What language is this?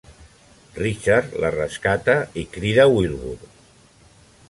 Catalan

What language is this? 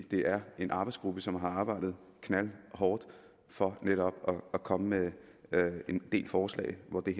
Danish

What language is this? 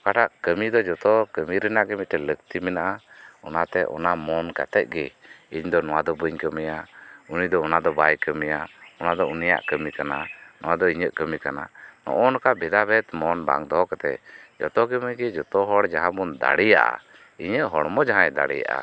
Santali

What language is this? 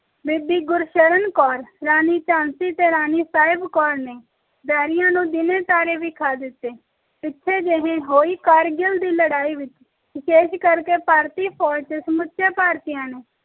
Punjabi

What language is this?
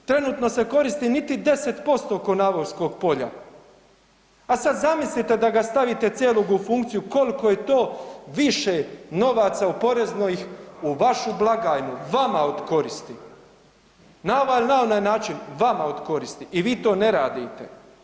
Croatian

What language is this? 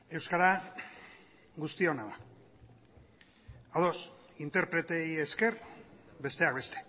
Basque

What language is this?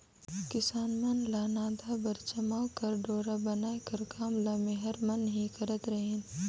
Chhattisgarhi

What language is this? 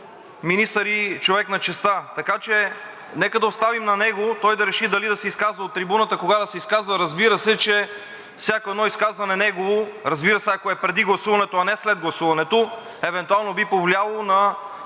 Bulgarian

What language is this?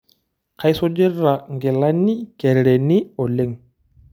Masai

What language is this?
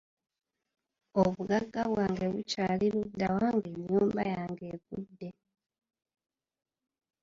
Ganda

